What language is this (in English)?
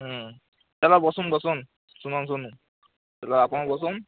Odia